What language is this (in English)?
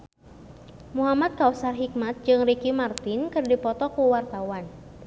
Sundanese